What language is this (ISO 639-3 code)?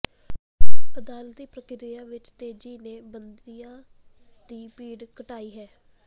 pan